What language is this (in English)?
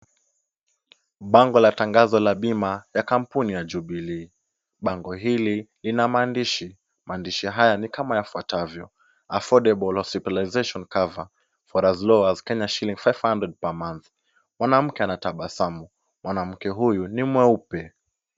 Swahili